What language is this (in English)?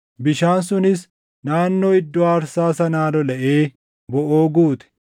Oromo